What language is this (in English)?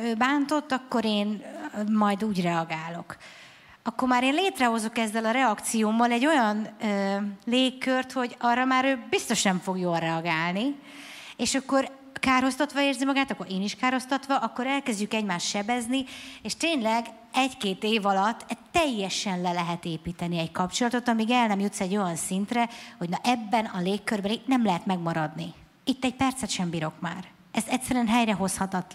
Hungarian